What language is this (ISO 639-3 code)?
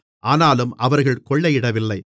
tam